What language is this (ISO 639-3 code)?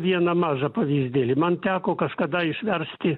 lit